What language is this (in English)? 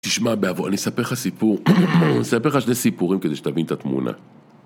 Hebrew